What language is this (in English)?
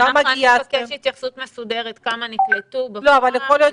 Hebrew